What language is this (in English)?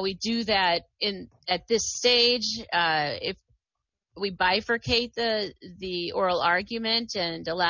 English